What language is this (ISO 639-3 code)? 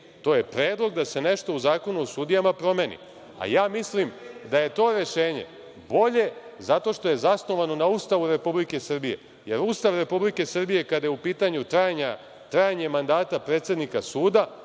srp